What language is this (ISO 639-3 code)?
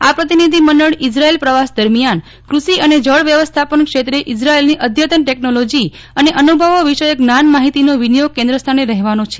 guj